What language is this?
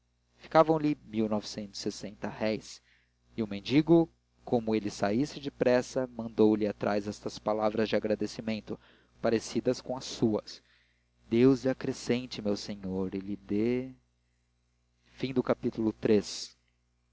Portuguese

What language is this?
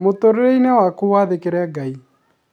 Kikuyu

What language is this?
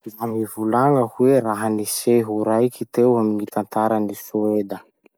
Masikoro Malagasy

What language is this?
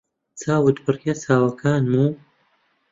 Central Kurdish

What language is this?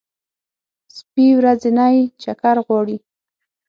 Pashto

